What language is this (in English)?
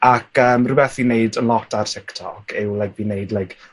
Welsh